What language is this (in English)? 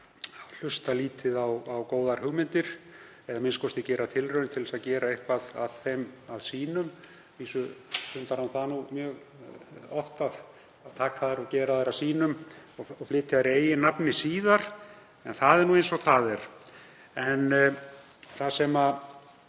Icelandic